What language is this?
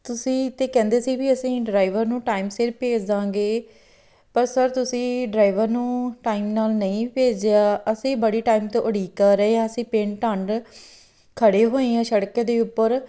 Punjabi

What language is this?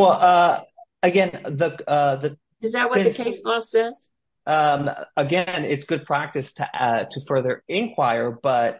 English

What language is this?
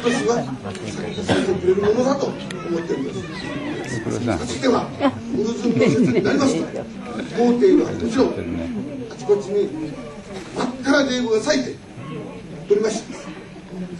Japanese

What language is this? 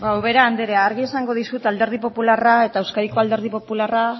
Basque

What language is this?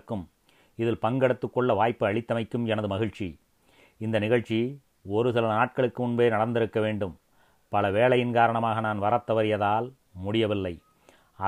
Tamil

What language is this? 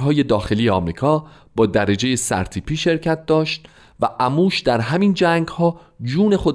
Persian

